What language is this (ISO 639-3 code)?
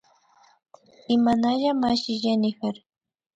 qvi